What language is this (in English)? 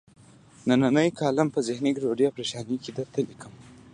Pashto